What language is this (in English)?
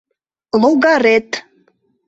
Mari